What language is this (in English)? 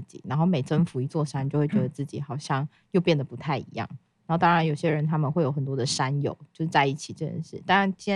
Chinese